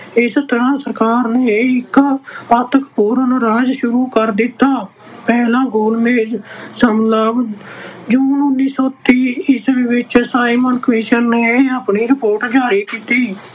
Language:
Punjabi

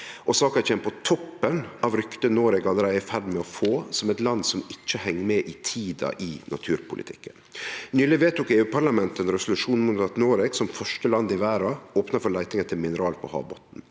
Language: Norwegian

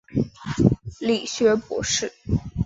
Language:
Chinese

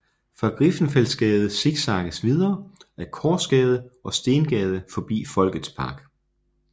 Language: Danish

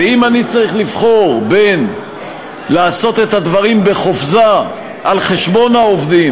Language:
Hebrew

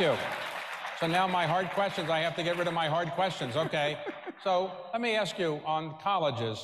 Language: English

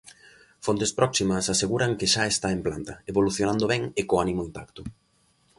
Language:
Galician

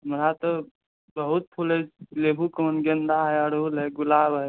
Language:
Maithili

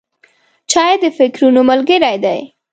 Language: Pashto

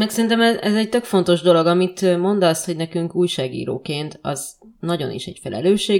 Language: Hungarian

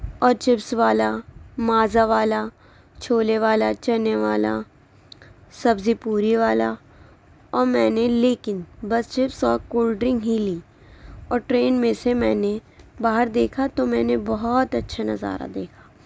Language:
Urdu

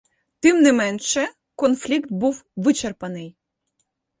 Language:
Ukrainian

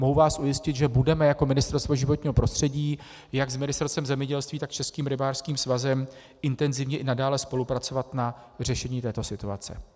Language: Czech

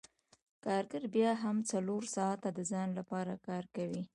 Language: Pashto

